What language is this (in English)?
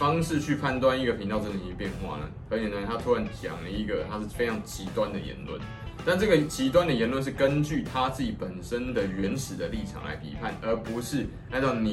Chinese